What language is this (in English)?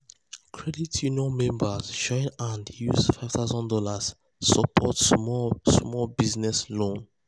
Nigerian Pidgin